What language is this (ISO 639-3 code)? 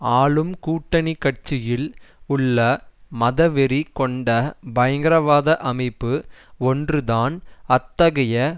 tam